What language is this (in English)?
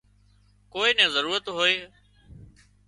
Wadiyara Koli